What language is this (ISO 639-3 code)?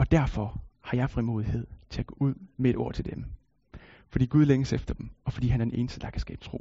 dan